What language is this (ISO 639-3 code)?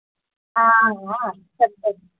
doi